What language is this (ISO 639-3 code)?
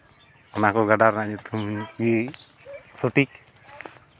sat